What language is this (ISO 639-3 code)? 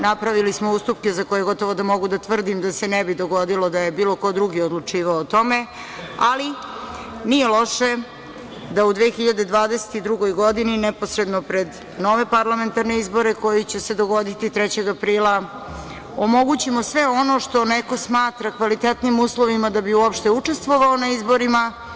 srp